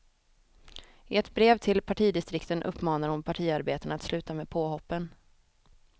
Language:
Swedish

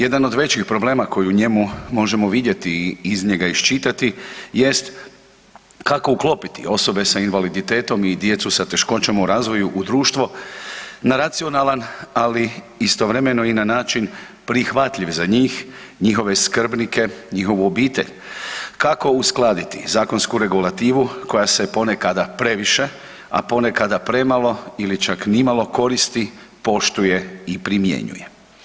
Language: Croatian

